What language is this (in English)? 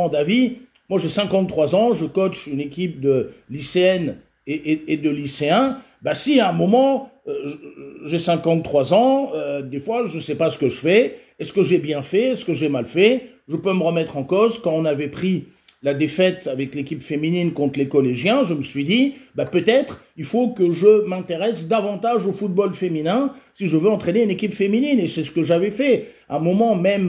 French